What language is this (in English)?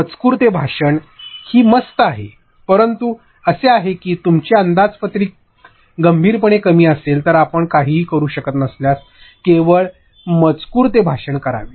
Marathi